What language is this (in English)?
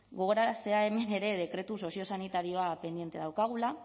Basque